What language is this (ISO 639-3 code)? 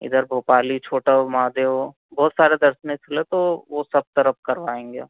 hin